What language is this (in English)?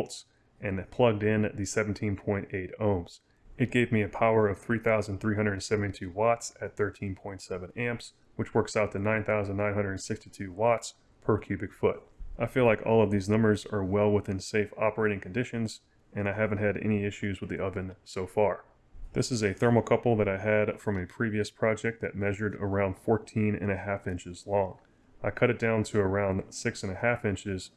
English